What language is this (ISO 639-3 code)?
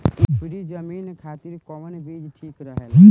bho